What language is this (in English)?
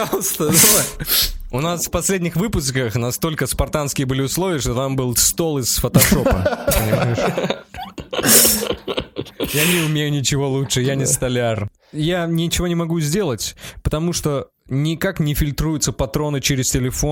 Russian